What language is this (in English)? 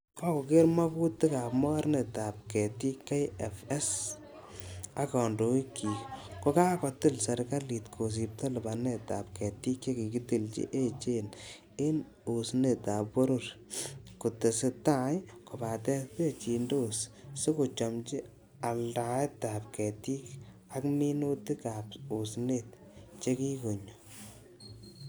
Kalenjin